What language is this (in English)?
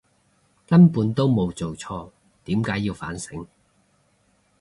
Cantonese